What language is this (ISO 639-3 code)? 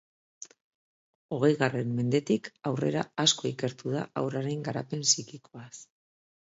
eus